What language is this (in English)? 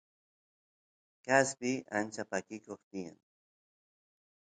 Santiago del Estero Quichua